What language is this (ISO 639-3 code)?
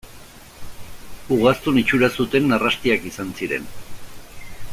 eus